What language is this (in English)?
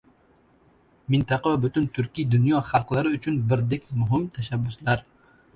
Uzbek